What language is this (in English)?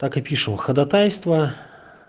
Russian